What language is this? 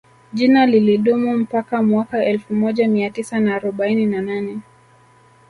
Swahili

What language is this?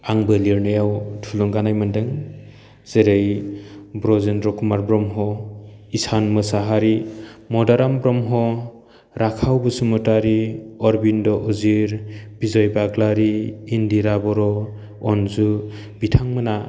Bodo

